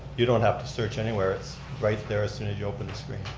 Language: English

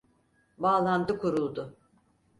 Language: Turkish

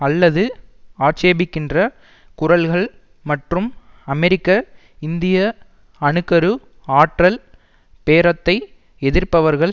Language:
Tamil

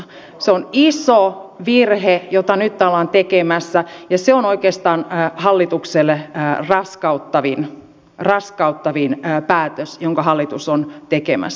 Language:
Finnish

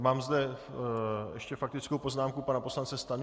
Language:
Czech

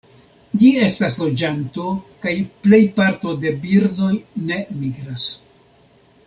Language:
Esperanto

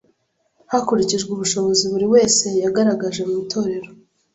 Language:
Kinyarwanda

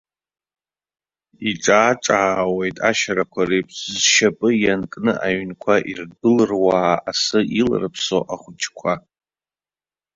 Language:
Abkhazian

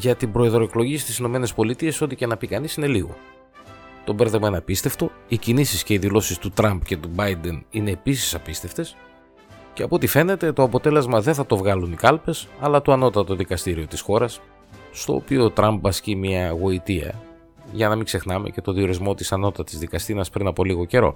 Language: Greek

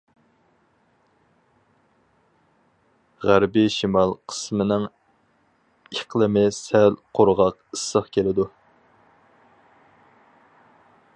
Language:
Uyghur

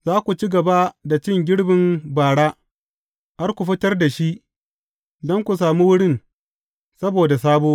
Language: Hausa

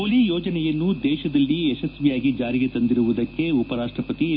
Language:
Kannada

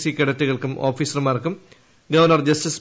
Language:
Malayalam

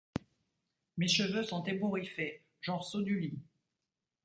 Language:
French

